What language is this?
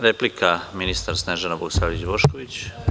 Serbian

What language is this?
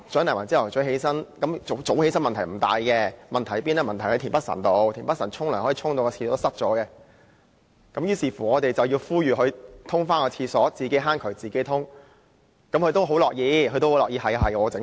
Cantonese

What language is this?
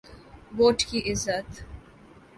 Urdu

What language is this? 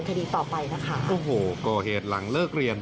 Thai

